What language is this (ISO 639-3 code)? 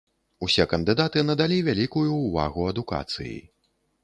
bel